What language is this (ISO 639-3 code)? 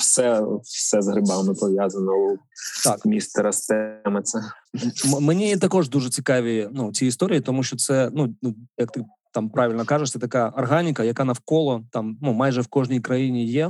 ukr